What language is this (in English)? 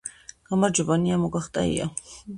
Georgian